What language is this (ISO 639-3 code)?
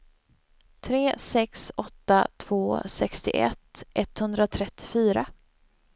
swe